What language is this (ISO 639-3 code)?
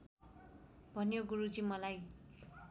nep